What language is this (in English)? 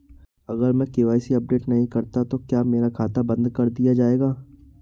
Hindi